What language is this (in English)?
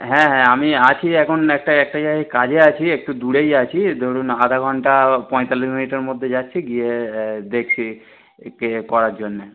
Bangla